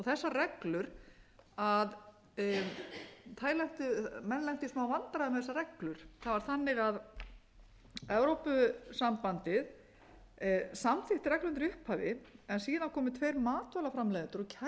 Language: Icelandic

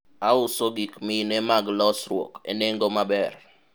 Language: Luo (Kenya and Tanzania)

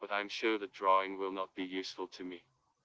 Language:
Russian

